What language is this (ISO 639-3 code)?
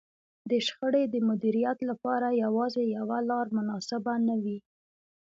pus